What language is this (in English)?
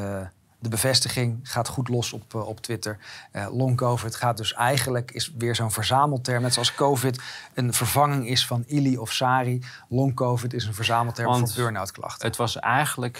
Dutch